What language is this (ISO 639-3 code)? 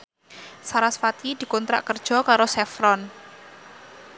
jav